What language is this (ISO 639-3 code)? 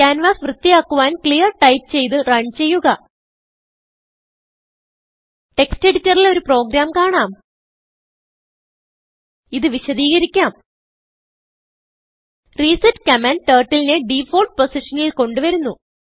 mal